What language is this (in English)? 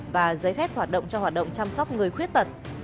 Vietnamese